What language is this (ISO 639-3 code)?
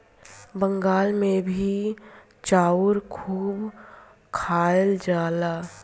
bho